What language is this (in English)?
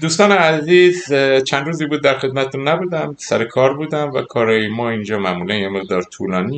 Persian